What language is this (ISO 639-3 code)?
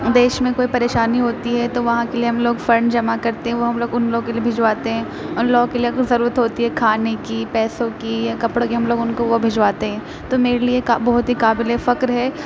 urd